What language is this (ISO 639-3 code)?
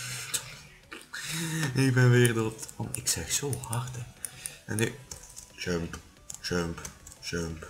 nld